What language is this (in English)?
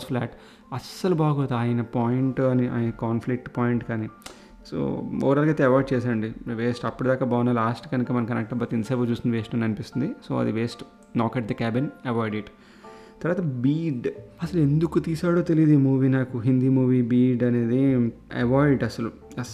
Telugu